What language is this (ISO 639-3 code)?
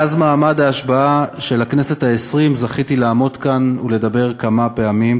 heb